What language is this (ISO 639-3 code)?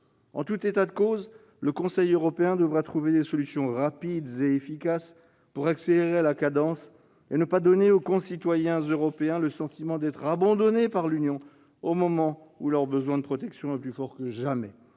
fra